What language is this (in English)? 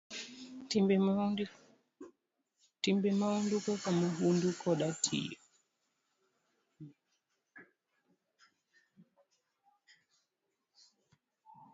Luo (Kenya and Tanzania)